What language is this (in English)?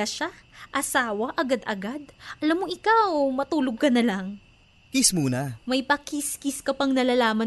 Filipino